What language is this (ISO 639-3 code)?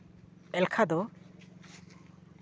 sat